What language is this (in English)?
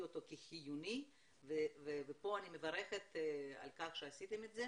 Hebrew